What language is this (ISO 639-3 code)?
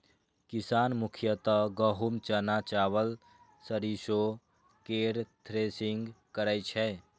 mai